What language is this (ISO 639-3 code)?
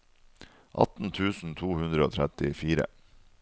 nor